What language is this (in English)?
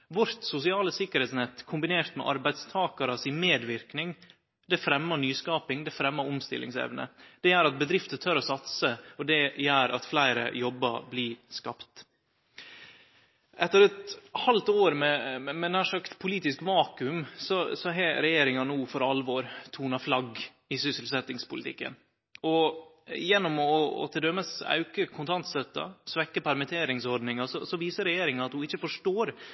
Norwegian Nynorsk